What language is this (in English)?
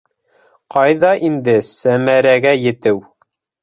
Bashkir